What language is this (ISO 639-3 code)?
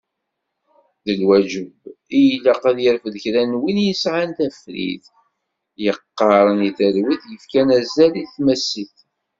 kab